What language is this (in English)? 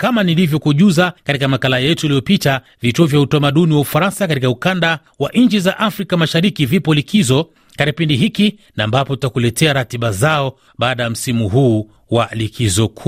Swahili